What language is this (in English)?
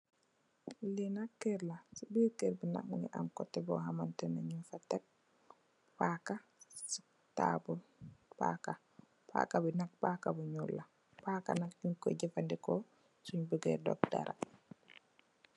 Wolof